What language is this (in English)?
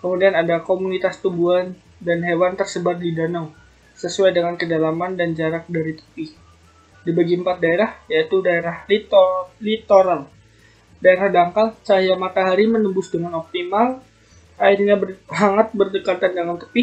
Indonesian